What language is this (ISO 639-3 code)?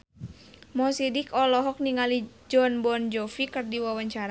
sun